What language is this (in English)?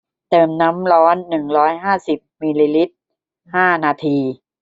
Thai